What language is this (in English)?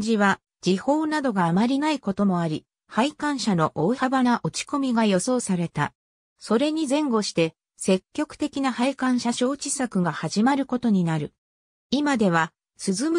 Japanese